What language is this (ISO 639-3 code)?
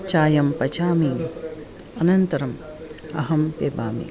san